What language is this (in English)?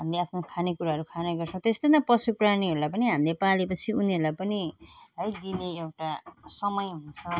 Nepali